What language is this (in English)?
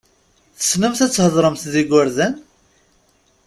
Kabyle